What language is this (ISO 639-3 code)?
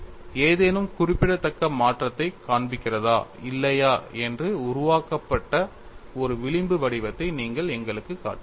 tam